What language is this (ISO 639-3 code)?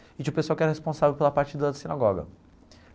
por